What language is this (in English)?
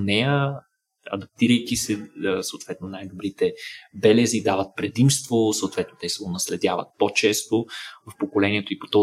Bulgarian